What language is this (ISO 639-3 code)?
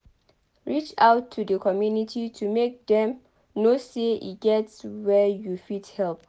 pcm